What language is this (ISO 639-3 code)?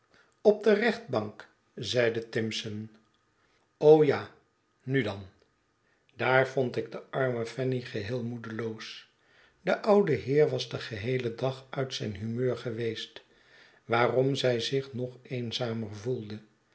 nld